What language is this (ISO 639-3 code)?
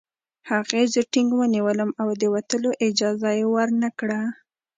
pus